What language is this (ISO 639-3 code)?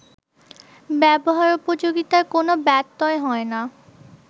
ben